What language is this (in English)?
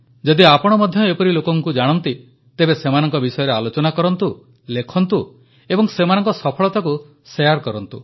Odia